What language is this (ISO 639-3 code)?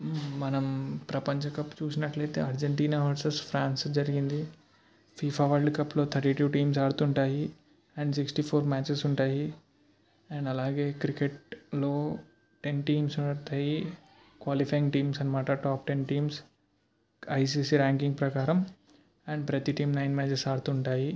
tel